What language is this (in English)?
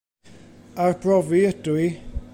Welsh